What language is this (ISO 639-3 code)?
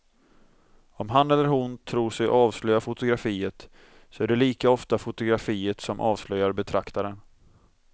swe